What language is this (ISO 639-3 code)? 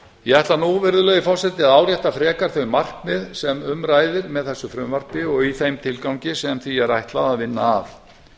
isl